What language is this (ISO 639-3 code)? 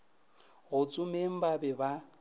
nso